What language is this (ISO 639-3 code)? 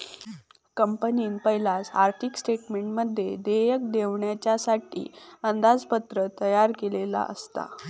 mar